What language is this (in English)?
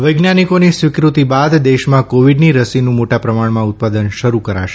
Gujarati